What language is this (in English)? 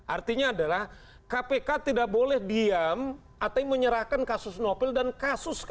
Indonesian